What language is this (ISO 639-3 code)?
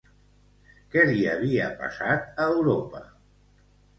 cat